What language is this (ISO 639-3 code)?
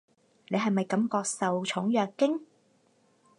yue